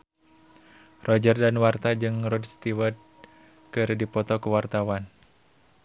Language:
Sundanese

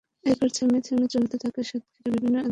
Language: Bangla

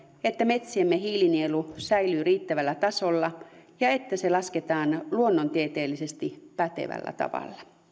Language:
Finnish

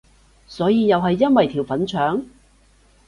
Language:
Cantonese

